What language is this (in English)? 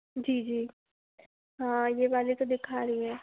Hindi